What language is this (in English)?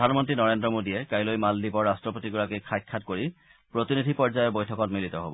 Assamese